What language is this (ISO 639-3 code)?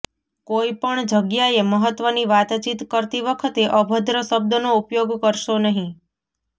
guj